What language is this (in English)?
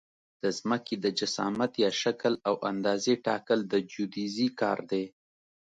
Pashto